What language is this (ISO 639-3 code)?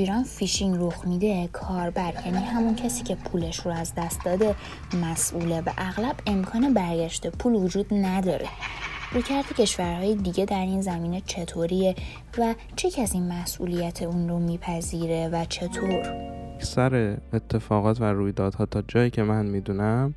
fas